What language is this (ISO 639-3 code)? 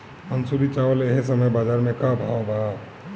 bho